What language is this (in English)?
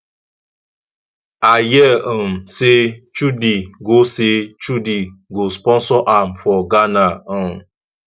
Nigerian Pidgin